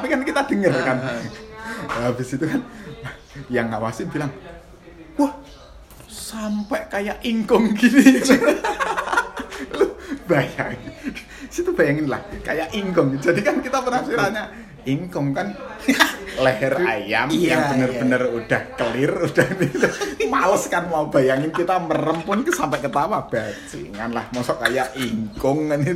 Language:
Indonesian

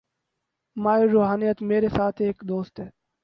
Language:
Urdu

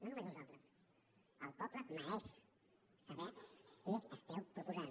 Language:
Catalan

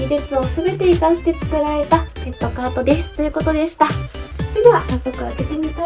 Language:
Japanese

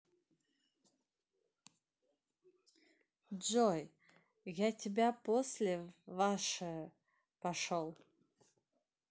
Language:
Russian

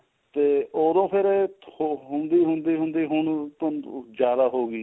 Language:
Punjabi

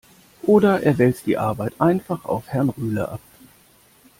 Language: German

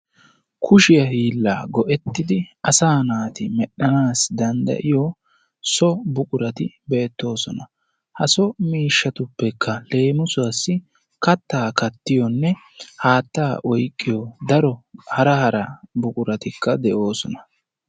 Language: Wolaytta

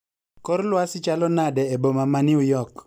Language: Luo (Kenya and Tanzania)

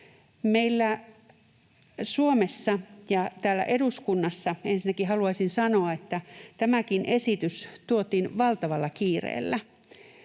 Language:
Finnish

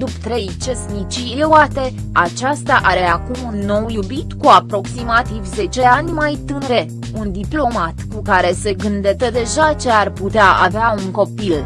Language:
Romanian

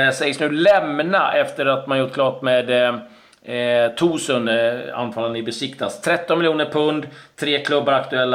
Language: Swedish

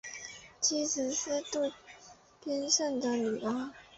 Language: Chinese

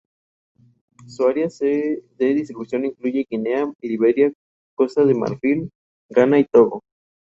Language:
Spanish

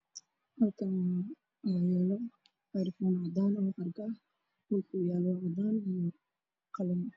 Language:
Somali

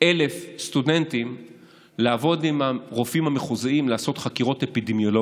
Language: Hebrew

